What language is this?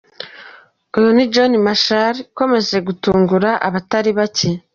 Kinyarwanda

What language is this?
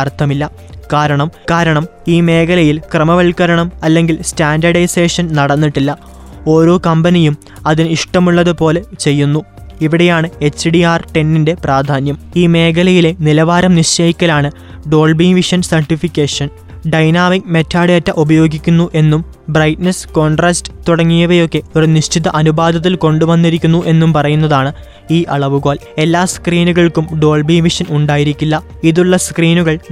Malayalam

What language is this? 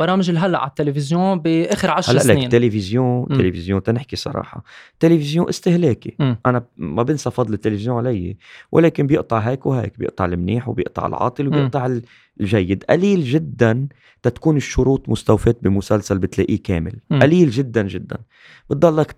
Arabic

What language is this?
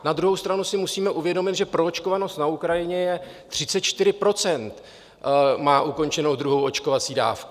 Czech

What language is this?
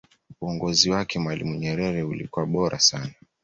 Swahili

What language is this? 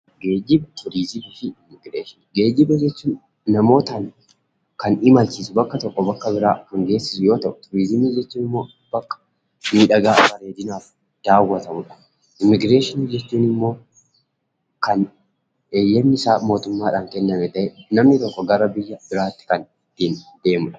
Oromo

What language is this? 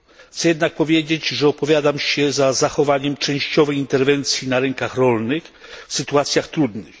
Polish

